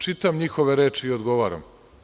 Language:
Serbian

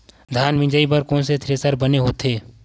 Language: Chhattisgarhi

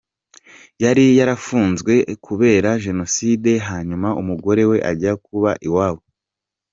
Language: Kinyarwanda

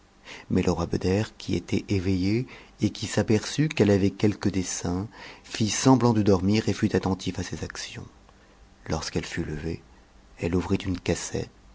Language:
French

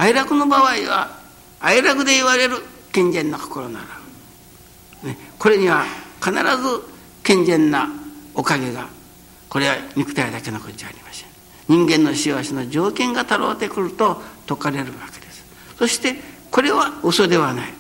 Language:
Japanese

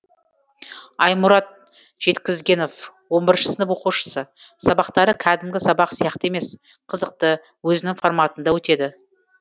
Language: Kazakh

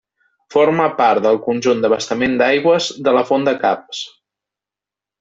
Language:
Catalan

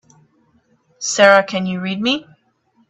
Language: English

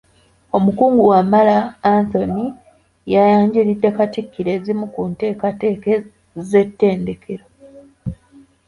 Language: Ganda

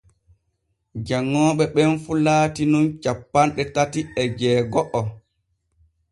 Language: Borgu Fulfulde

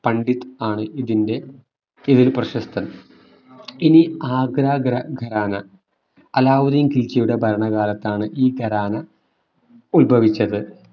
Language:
Malayalam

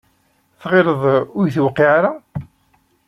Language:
Kabyle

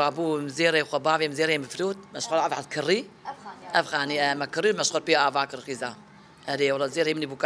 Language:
Arabic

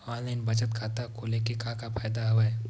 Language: Chhattisgarhi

